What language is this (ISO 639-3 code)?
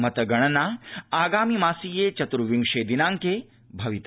san